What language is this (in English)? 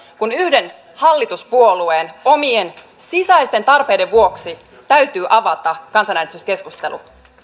Finnish